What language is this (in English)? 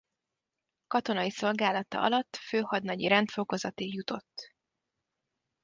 Hungarian